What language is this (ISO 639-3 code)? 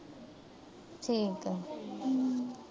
pan